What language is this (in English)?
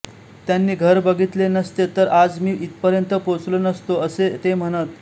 Marathi